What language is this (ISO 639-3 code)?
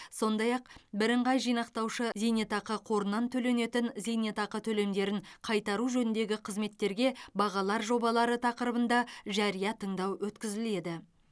kaz